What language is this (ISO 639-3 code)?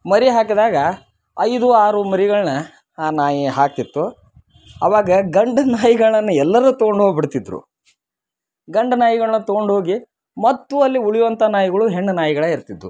kan